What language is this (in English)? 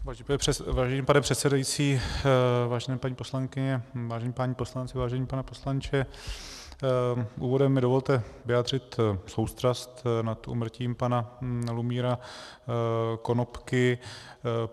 Czech